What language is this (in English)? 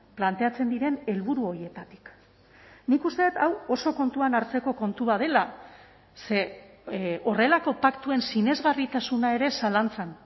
Basque